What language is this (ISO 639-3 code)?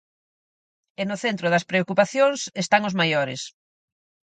glg